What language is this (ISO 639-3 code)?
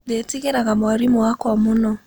kik